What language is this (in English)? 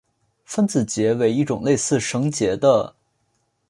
Chinese